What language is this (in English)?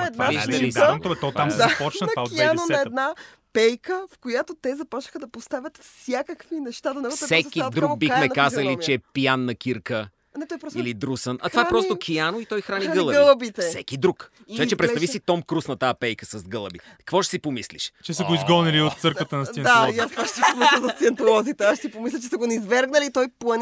Bulgarian